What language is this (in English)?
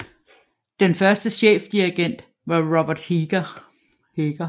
Danish